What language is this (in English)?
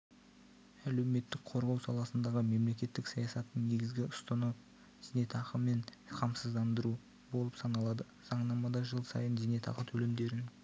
Kazakh